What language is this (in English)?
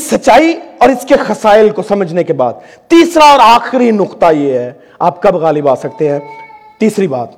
Urdu